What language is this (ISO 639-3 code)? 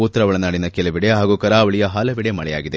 kan